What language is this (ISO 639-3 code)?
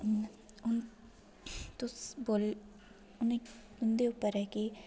doi